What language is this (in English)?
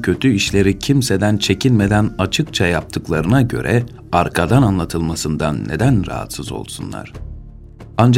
Turkish